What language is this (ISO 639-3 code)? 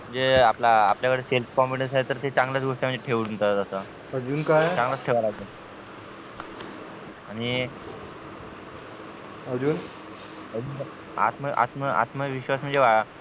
mar